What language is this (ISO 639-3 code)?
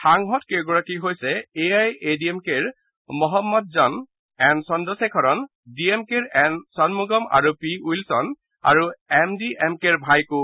asm